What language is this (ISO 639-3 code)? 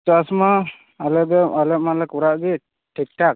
sat